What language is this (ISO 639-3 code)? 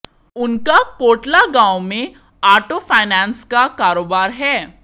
hin